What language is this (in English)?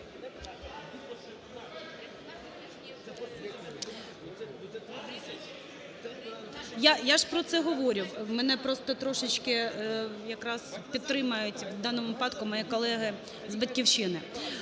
Ukrainian